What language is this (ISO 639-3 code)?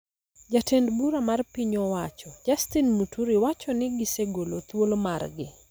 luo